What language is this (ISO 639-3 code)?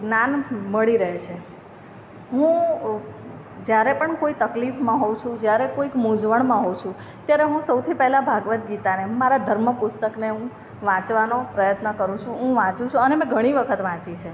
guj